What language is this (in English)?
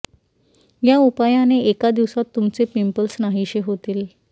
Marathi